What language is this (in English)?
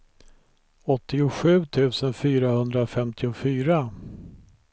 Swedish